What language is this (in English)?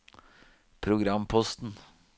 Norwegian